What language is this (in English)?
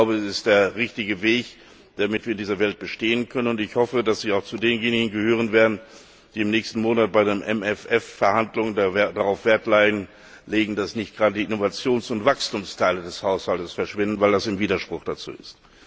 German